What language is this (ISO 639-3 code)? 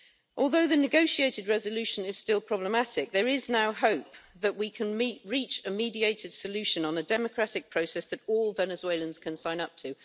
eng